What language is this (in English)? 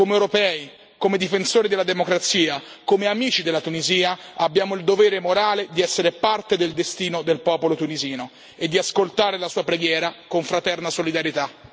Italian